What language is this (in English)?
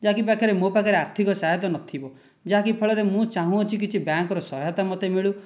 Odia